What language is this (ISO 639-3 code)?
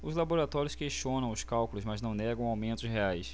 por